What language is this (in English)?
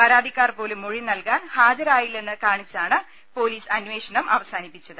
Malayalam